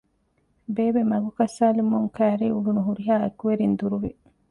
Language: Divehi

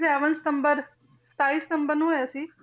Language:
Punjabi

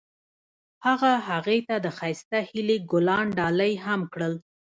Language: Pashto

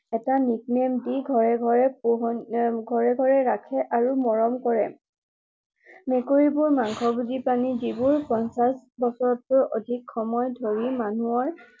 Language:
Assamese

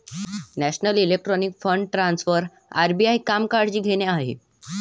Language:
Marathi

